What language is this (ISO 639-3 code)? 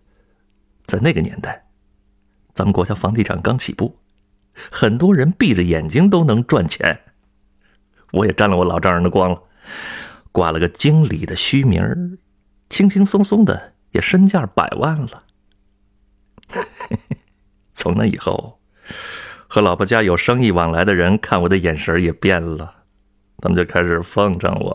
zho